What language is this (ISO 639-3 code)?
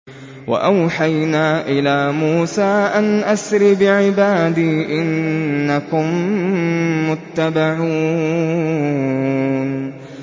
ara